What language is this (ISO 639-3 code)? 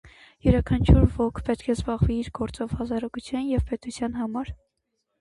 hye